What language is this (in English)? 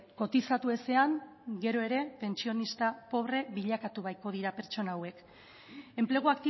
Basque